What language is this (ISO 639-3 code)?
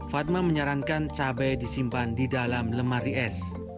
ind